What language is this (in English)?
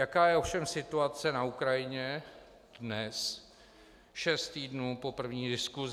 Czech